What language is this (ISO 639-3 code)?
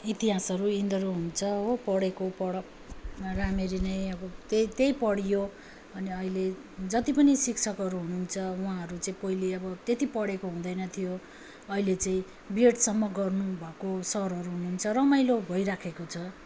nep